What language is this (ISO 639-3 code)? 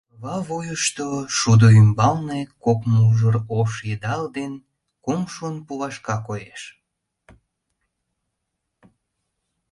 chm